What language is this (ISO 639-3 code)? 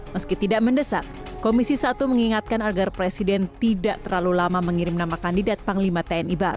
ind